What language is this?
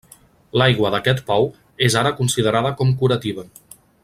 Catalan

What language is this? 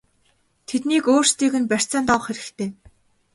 Mongolian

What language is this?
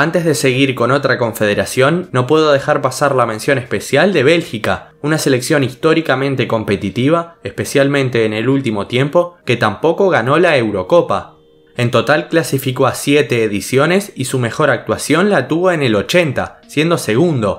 Spanish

